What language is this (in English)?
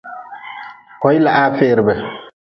Nawdm